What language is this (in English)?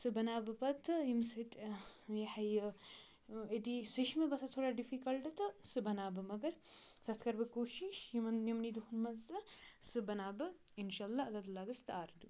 Kashmiri